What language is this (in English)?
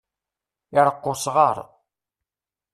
Kabyle